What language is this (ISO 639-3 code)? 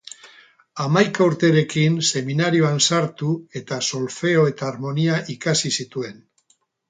eus